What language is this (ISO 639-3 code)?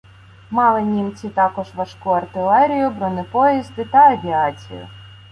ukr